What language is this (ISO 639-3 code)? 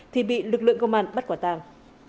vie